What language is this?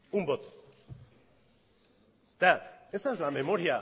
Spanish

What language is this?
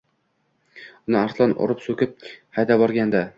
Uzbek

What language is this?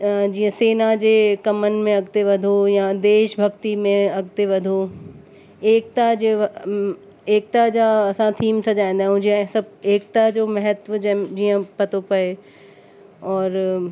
Sindhi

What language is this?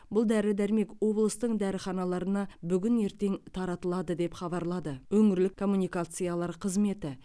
Kazakh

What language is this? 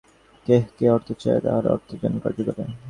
Bangla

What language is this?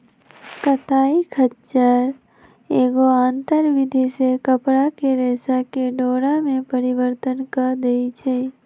Magahi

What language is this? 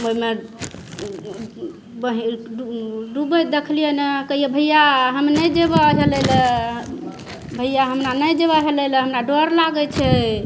Maithili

